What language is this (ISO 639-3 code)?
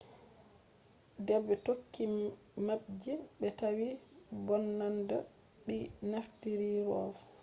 ful